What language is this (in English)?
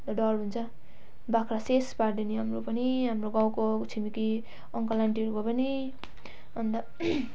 Nepali